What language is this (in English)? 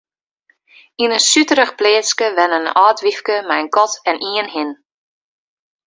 Western Frisian